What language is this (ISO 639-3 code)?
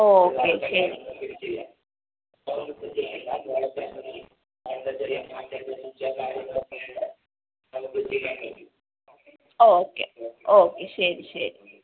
mal